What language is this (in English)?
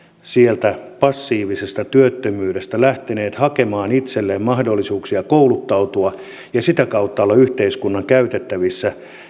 Finnish